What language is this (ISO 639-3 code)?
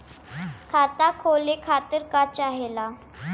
bho